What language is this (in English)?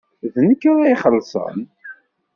Kabyle